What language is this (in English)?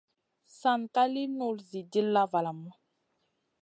Masana